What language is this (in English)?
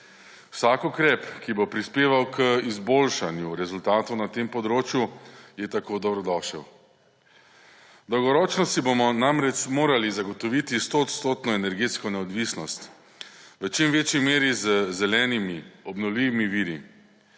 Slovenian